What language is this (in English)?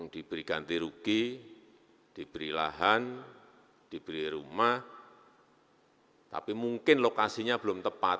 Indonesian